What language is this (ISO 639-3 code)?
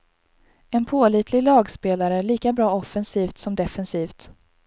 swe